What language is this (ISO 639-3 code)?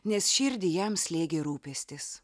lit